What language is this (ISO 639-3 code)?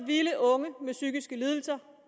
dan